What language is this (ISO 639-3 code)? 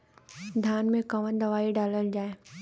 bho